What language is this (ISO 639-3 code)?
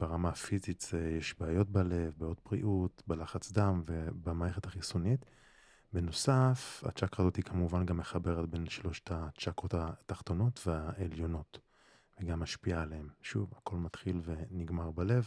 heb